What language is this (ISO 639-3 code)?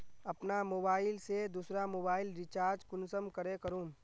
mag